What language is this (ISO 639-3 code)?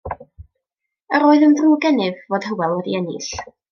cym